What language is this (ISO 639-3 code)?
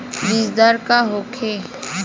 bho